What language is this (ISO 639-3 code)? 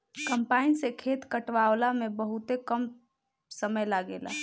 bho